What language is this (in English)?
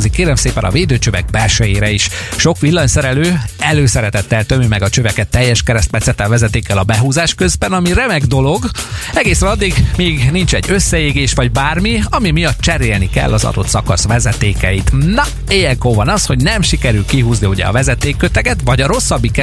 Hungarian